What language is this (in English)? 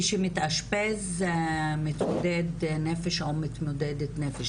Hebrew